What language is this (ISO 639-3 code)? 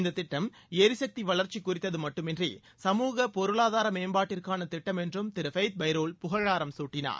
tam